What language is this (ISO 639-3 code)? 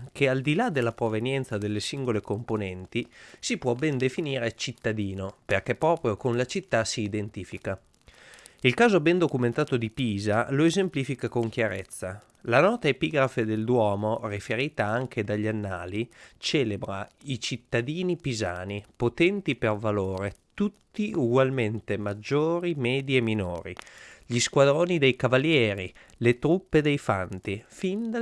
ita